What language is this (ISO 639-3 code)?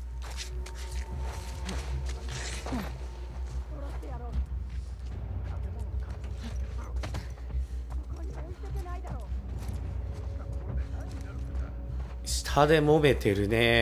jpn